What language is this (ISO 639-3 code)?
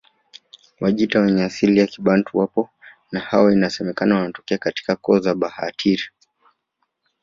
swa